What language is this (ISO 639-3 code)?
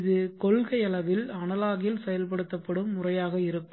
tam